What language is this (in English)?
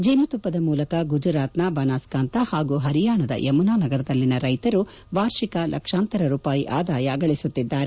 Kannada